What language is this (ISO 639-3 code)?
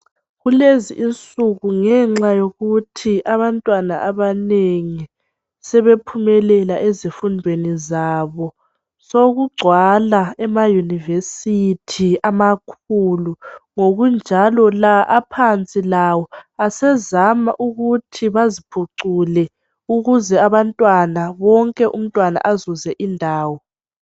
nde